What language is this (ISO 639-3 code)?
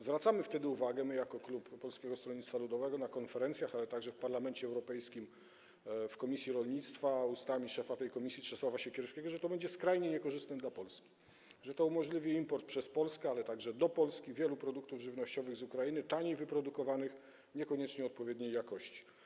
pol